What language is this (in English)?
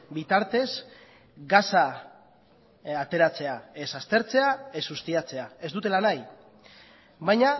Basque